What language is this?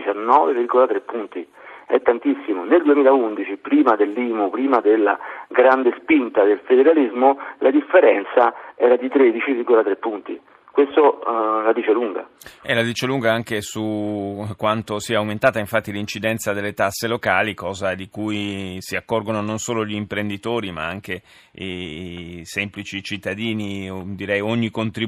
Italian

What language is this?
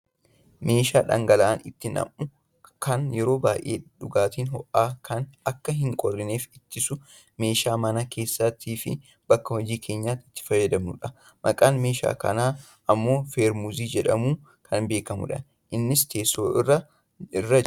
Oromo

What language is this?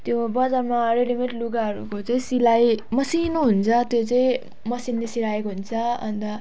Nepali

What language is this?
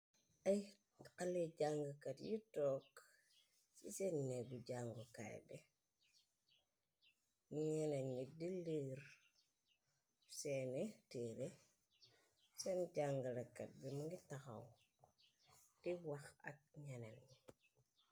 Wolof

